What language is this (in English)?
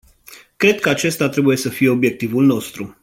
Romanian